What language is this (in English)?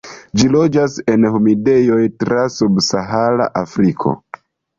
Esperanto